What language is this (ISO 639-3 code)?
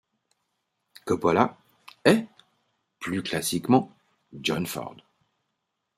fra